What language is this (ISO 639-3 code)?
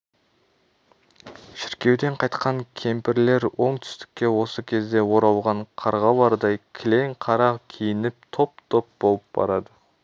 kaz